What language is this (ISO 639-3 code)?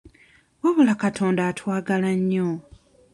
lug